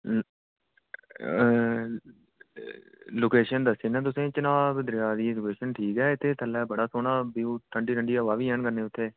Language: Dogri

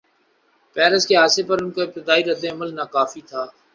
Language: Urdu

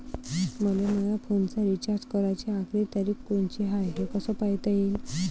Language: Marathi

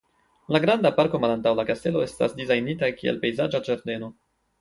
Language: Esperanto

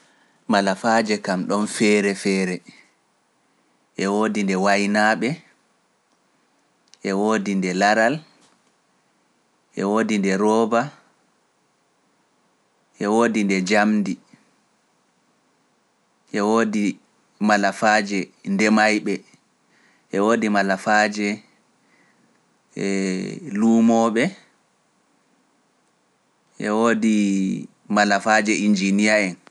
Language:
Pular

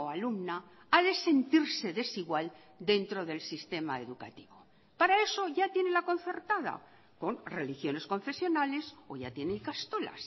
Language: Spanish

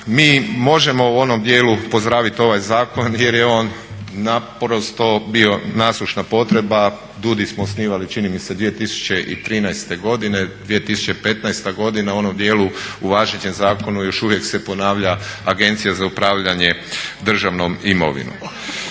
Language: Croatian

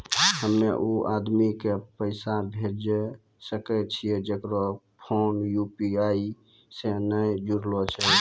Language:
Maithili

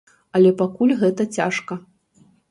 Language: Belarusian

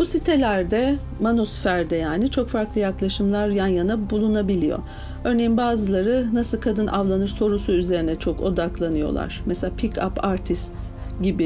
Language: Turkish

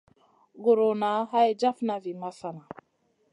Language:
Masana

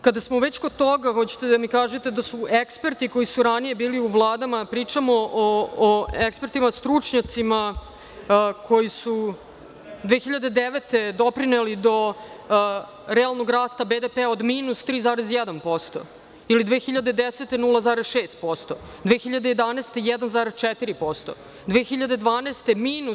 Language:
Serbian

